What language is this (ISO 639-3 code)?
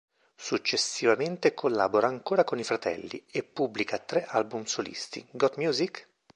ita